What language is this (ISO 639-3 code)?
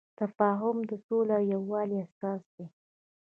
pus